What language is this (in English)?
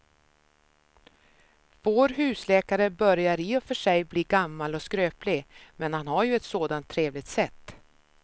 Swedish